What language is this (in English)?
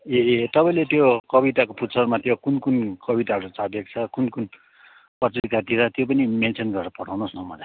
Nepali